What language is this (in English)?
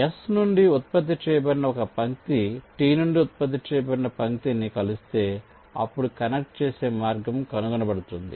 Telugu